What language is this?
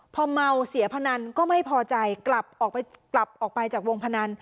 Thai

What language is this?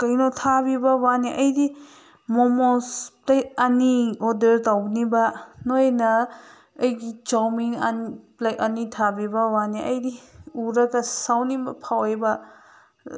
Manipuri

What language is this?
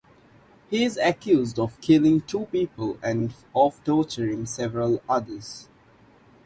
English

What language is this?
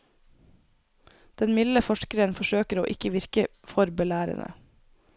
Norwegian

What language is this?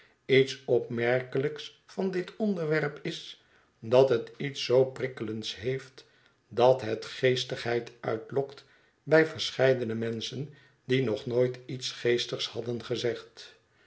Dutch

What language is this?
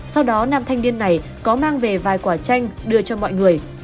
Vietnamese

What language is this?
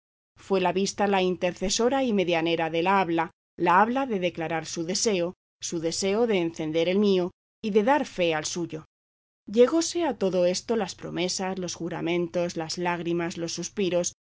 Spanish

